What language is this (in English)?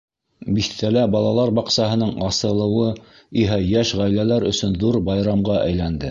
Bashkir